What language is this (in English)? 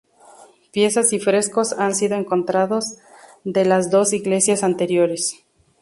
Spanish